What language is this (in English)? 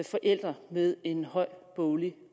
Danish